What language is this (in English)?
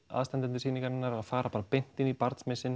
Icelandic